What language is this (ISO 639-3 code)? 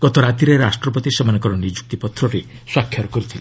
ori